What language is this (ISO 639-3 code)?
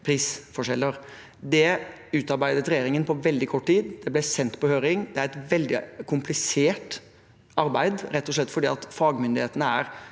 nor